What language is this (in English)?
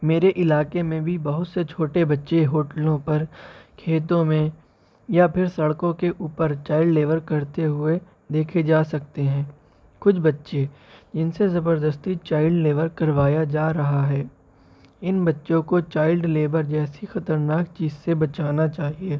Urdu